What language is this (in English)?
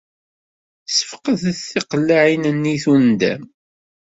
Kabyle